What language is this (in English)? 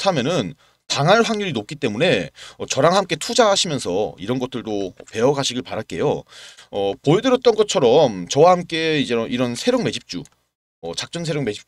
Korean